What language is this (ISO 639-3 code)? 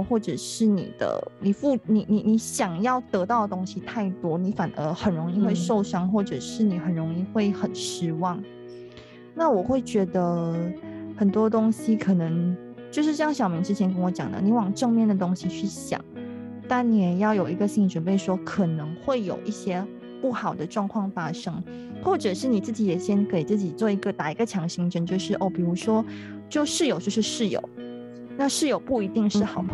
zho